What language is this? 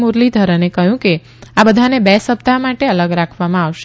Gujarati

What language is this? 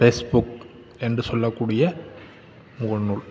Tamil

